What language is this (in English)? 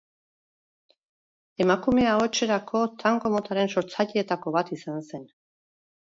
Basque